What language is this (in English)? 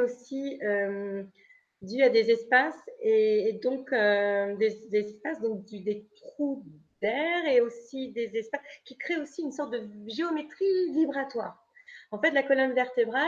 French